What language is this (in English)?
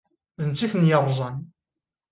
Kabyle